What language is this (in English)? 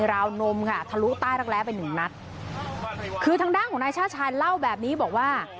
Thai